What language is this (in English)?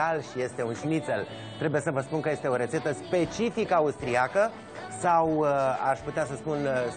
Romanian